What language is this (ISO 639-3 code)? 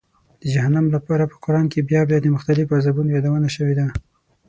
pus